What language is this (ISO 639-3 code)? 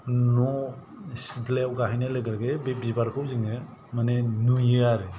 brx